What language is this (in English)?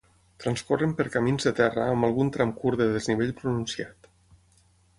Catalan